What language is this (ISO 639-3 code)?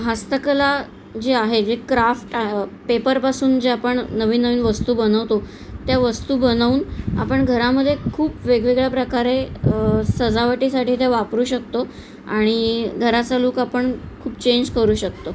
mar